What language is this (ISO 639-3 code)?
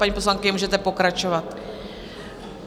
ces